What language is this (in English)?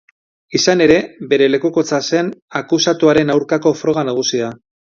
Basque